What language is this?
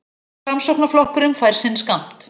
Icelandic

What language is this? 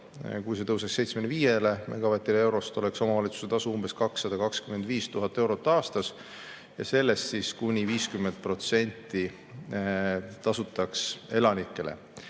Estonian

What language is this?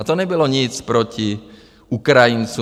Czech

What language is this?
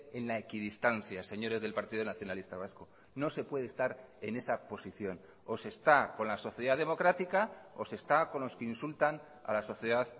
Spanish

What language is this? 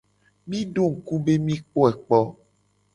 Gen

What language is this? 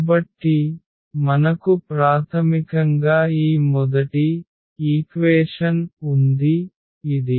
Telugu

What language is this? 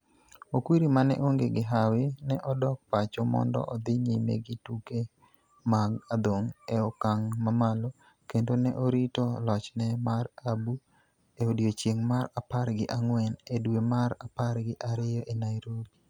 Luo (Kenya and Tanzania)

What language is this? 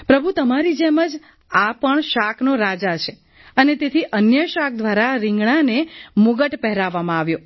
Gujarati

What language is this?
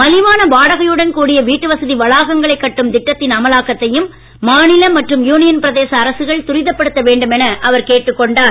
Tamil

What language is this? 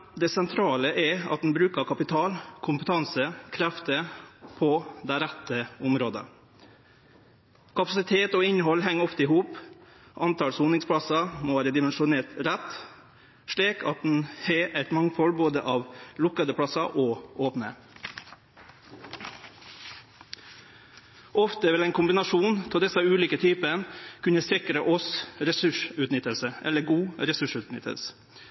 Norwegian Nynorsk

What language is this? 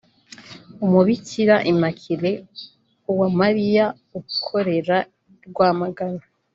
Kinyarwanda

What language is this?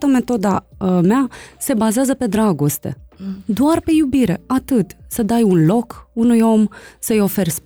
Romanian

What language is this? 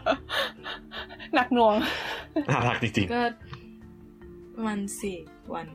Thai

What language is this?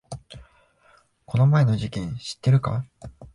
Japanese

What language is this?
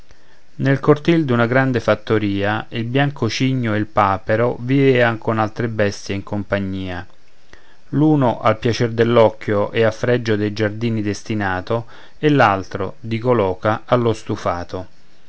Italian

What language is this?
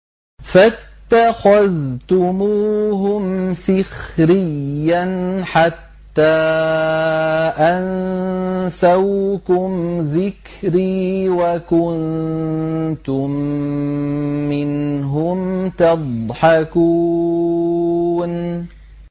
Arabic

